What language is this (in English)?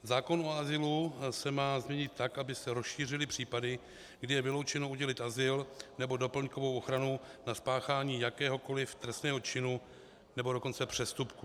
Czech